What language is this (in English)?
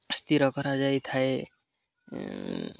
Odia